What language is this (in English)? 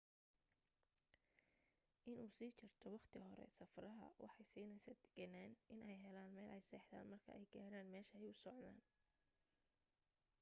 Somali